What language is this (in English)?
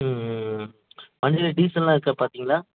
Tamil